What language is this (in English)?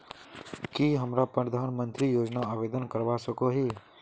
Magahi